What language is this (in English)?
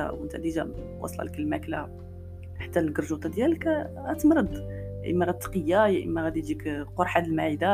Arabic